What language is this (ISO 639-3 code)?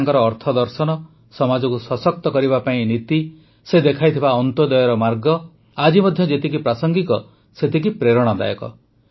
ori